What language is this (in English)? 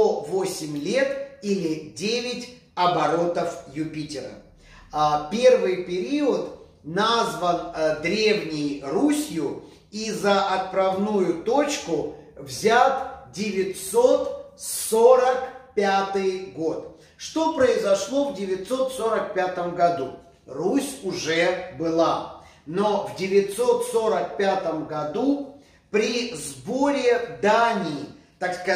Russian